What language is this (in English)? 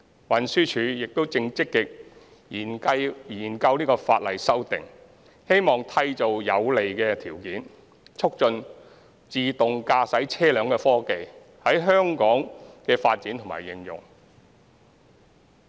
Cantonese